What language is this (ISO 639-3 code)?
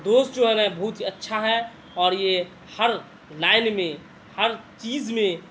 urd